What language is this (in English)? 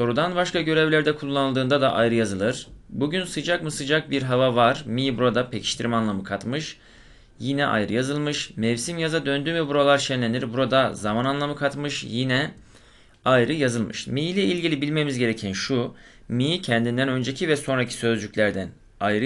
Turkish